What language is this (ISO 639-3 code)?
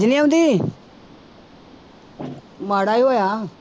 pan